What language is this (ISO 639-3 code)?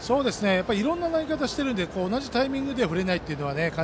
jpn